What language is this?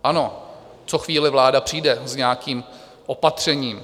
Czech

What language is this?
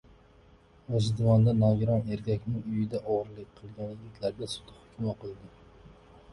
Uzbek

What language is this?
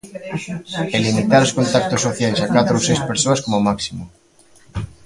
Galician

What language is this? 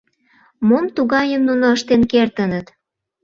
Mari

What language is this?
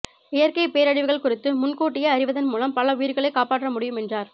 Tamil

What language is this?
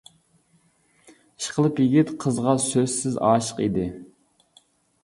Uyghur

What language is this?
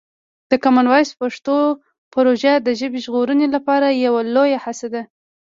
Pashto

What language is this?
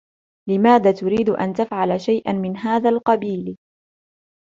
Arabic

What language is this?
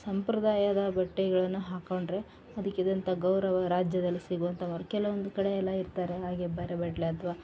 Kannada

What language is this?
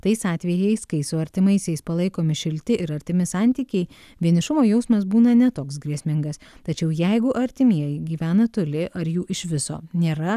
Lithuanian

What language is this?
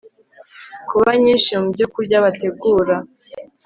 Kinyarwanda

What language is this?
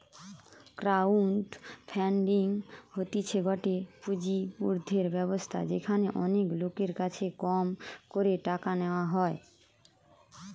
Bangla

